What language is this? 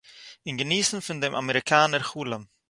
Yiddish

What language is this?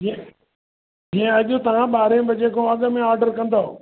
Sindhi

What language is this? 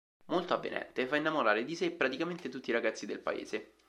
Italian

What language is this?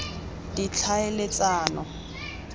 Tswana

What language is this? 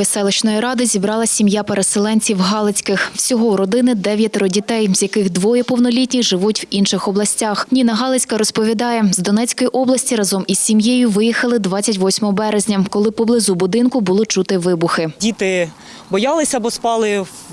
Ukrainian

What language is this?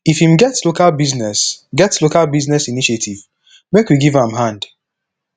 Nigerian Pidgin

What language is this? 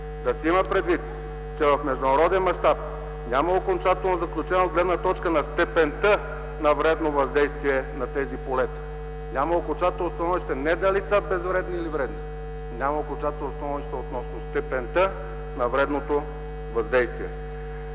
Bulgarian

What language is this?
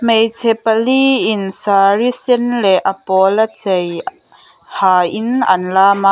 Mizo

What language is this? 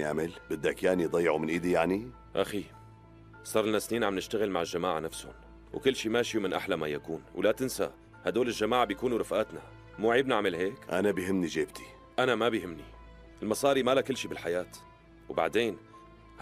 Arabic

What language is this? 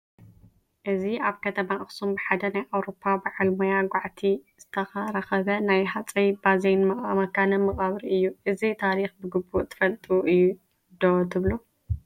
Tigrinya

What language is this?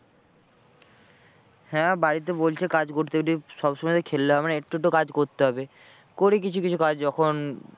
Bangla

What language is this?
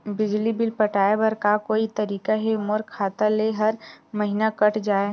Chhattisgarhi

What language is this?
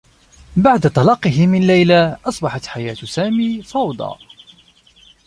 Arabic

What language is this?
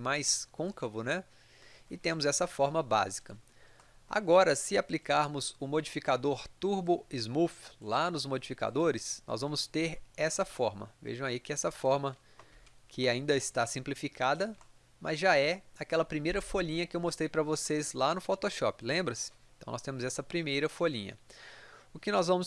Portuguese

